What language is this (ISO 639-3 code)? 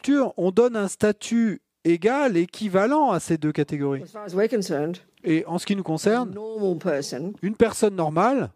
fra